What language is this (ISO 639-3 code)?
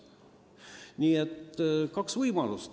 est